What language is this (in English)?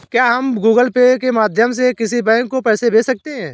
Hindi